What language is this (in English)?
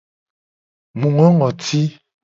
Gen